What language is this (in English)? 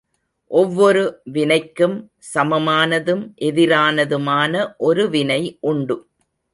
Tamil